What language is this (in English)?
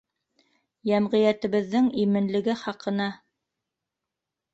Bashkir